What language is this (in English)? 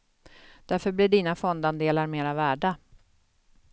Swedish